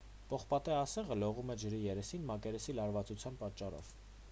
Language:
Armenian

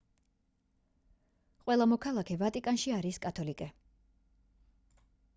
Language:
Georgian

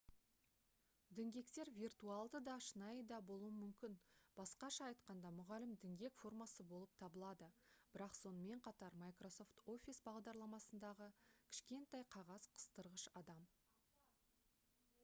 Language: Kazakh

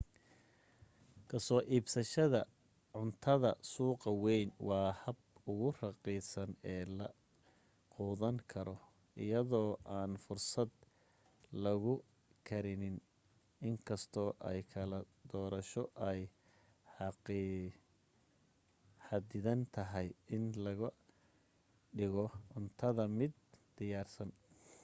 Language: Somali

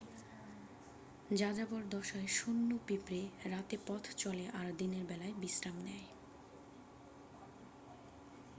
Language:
Bangla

